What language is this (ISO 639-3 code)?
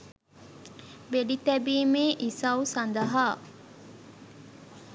sin